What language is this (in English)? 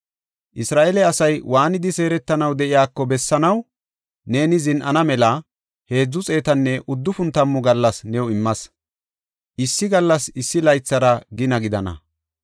Gofa